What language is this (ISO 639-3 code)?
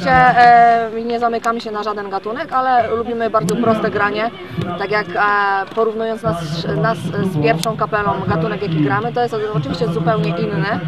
pol